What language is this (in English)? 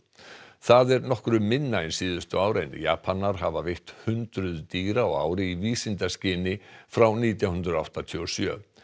Icelandic